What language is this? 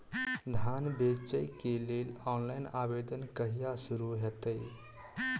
Maithili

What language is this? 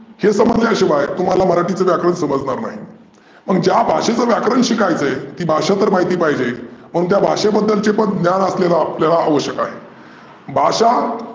Marathi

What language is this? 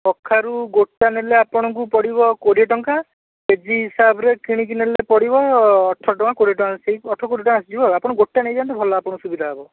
Odia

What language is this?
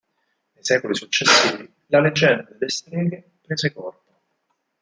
Italian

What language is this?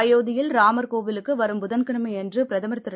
Tamil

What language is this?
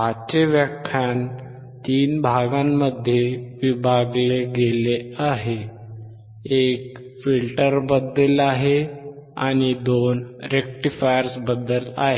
Marathi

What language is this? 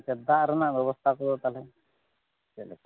Santali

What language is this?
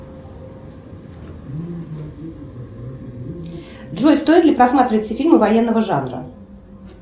Russian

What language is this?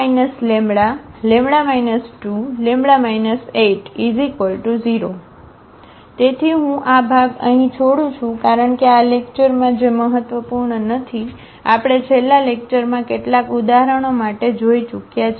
Gujarati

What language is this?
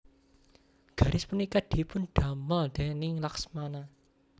Javanese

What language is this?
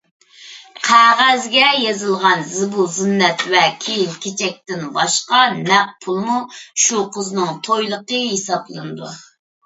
Uyghur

